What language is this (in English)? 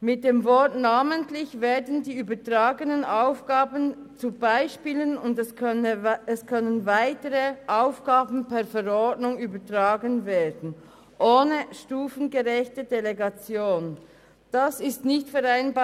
Swiss German